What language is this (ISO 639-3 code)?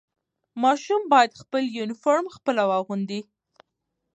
pus